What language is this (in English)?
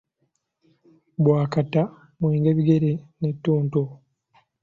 Ganda